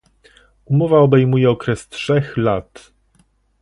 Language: Polish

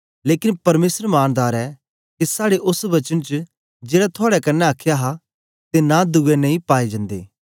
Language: Dogri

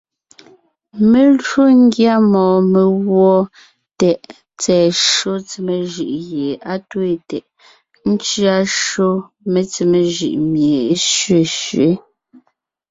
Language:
Ngiemboon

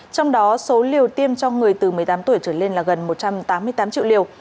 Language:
Vietnamese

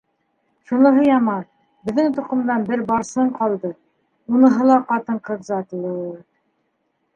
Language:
Bashkir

